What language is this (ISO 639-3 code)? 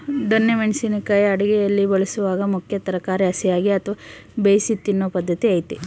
kan